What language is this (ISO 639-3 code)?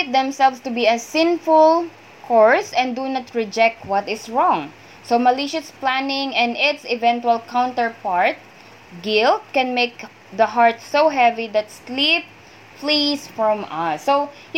fil